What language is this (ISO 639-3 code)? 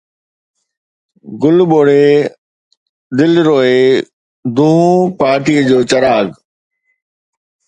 snd